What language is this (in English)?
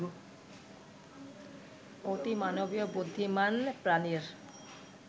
Bangla